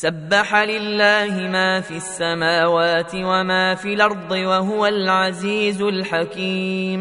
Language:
Arabic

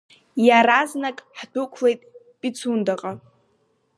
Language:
Abkhazian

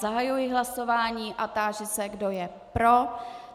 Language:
Czech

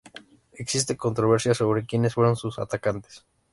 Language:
Spanish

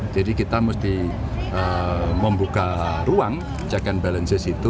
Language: Indonesian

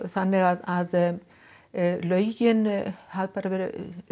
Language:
Icelandic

